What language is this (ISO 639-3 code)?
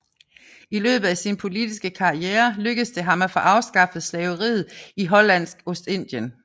dan